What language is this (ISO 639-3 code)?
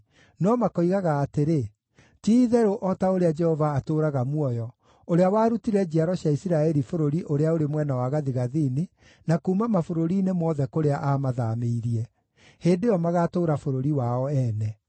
kik